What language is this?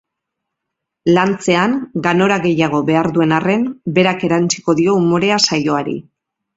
Basque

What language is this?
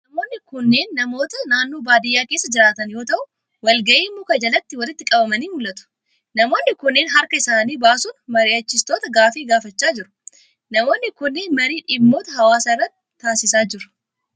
Oromo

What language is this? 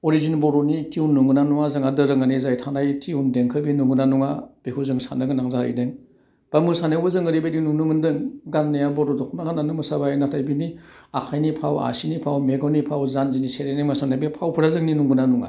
Bodo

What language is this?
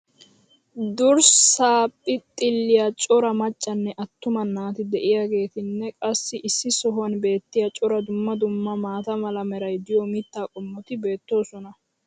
Wolaytta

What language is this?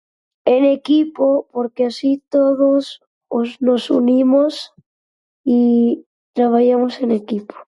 Galician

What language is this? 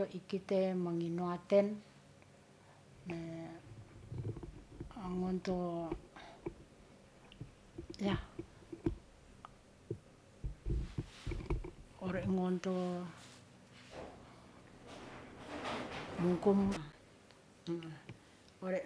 Ratahan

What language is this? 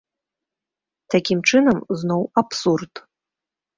Belarusian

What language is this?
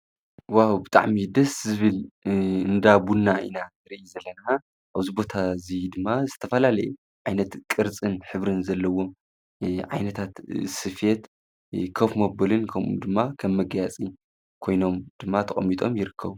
Tigrinya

